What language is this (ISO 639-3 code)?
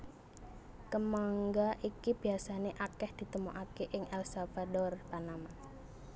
jav